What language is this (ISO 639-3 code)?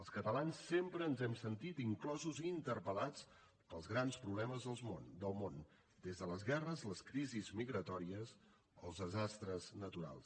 cat